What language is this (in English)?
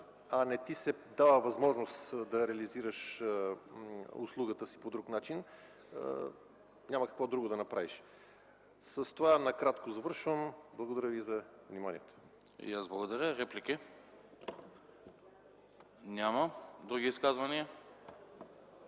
Bulgarian